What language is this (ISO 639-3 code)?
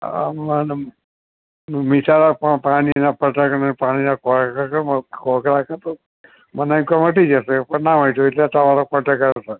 guj